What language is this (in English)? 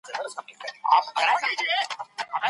Pashto